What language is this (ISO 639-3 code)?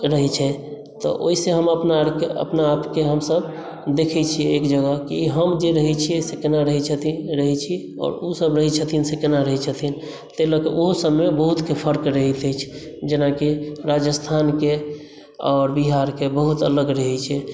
mai